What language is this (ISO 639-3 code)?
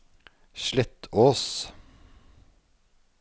nor